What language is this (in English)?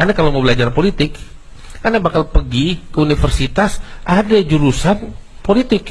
Indonesian